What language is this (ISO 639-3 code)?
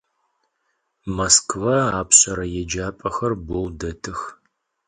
ady